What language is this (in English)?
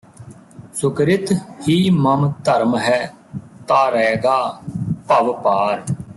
Punjabi